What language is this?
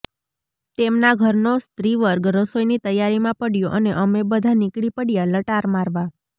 Gujarati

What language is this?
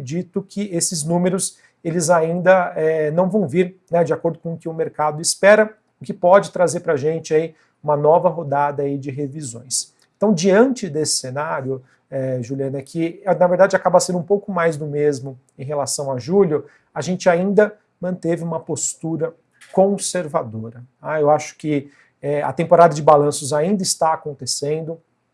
Portuguese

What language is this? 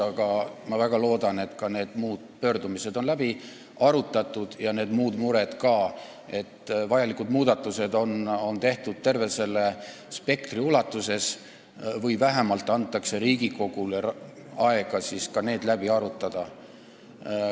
Estonian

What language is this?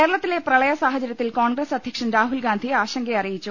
Malayalam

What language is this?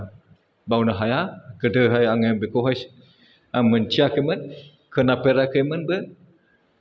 Bodo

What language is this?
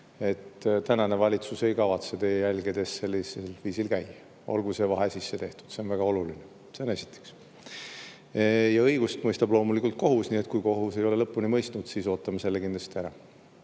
Estonian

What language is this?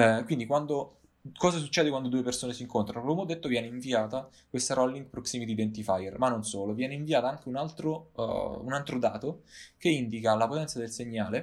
Italian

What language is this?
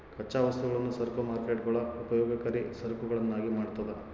Kannada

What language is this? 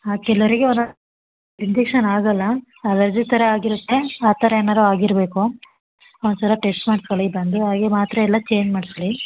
Kannada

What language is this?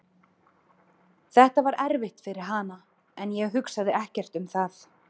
Icelandic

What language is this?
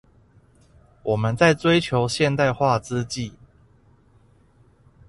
Chinese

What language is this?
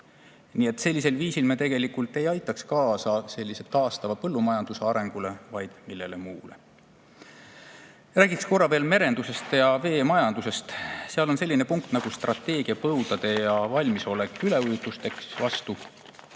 Estonian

